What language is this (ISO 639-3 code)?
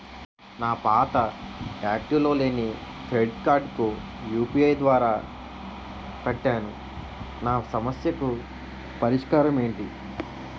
tel